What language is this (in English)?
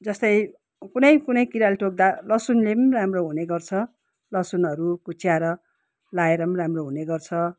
Nepali